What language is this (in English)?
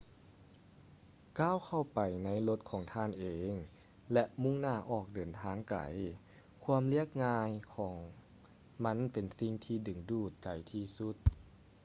Lao